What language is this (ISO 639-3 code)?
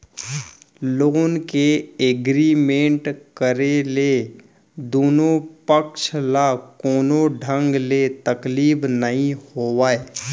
hne